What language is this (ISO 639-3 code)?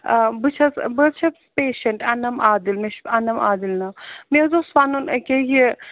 kas